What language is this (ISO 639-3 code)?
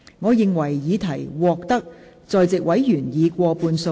yue